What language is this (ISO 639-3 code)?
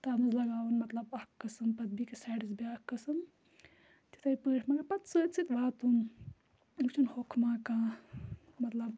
kas